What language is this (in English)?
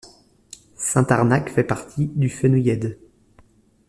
French